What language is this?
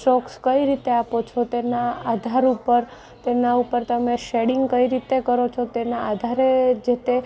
Gujarati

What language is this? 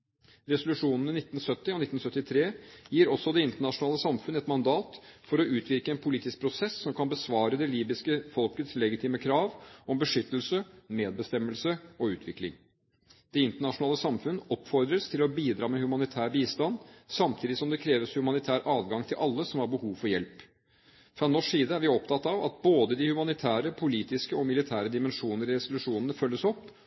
Norwegian Bokmål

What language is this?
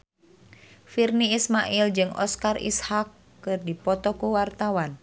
Sundanese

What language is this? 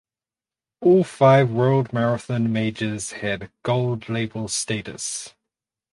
English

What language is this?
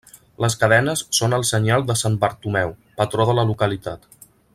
Catalan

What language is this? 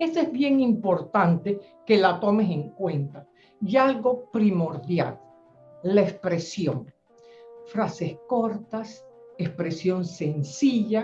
Spanish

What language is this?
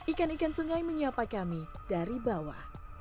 Indonesian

